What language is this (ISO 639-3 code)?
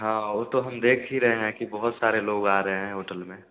hin